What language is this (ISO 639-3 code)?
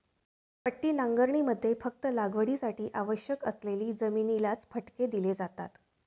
mar